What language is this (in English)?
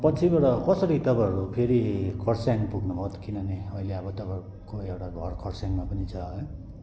Nepali